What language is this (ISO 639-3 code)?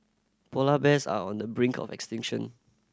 eng